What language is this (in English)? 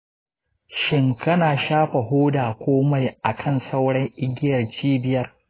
Hausa